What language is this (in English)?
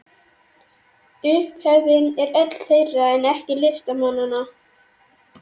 Icelandic